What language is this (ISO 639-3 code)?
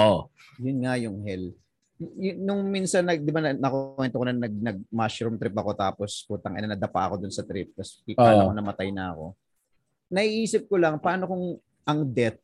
fil